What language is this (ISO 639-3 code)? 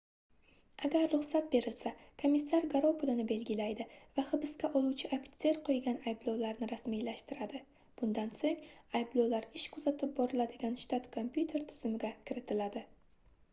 uzb